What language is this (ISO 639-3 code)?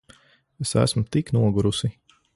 lav